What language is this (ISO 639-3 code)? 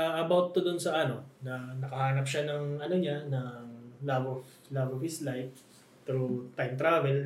fil